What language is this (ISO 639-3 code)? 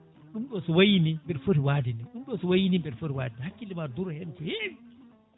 ful